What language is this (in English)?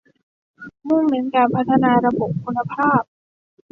Thai